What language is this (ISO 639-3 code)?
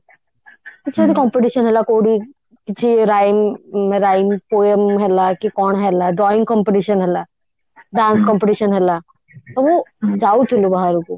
ori